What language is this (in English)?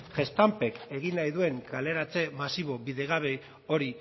Basque